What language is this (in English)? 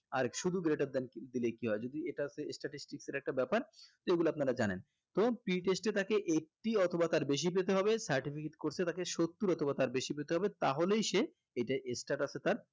Bangla